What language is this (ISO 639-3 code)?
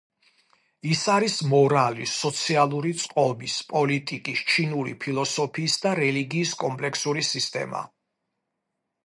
kat